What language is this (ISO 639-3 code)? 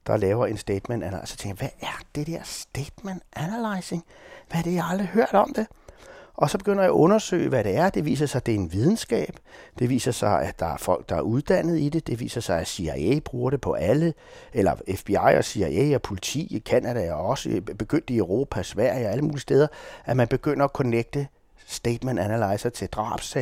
dan